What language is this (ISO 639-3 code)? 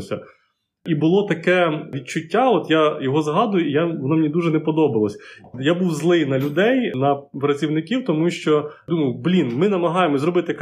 ukr